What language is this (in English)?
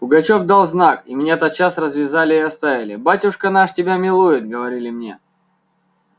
Russian